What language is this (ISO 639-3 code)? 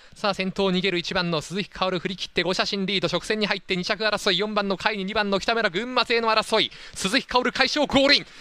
jpn